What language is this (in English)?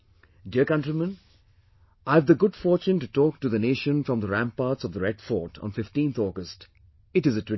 English